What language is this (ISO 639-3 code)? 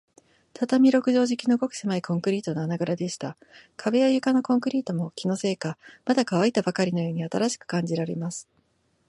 jpn